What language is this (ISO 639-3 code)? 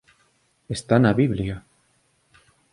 glg